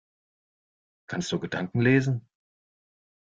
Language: German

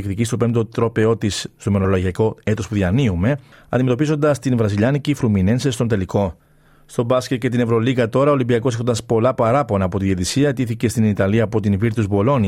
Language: Greek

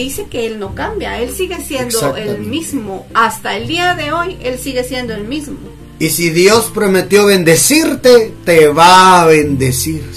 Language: Spanish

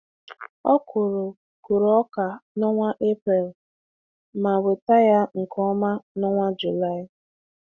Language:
Igbo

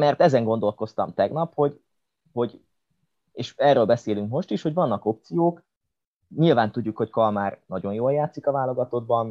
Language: Hungarian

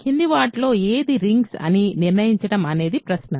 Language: Telugu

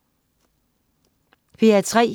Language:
Danish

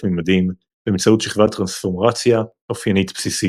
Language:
Hebrew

